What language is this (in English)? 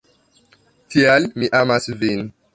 Esperanto